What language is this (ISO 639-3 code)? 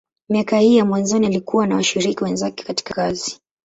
swa